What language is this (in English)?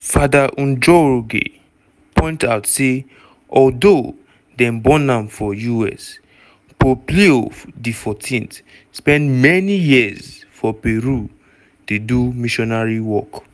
Nigerian Pidgin